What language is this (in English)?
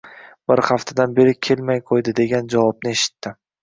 Uzbek